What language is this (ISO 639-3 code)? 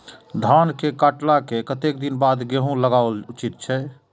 mai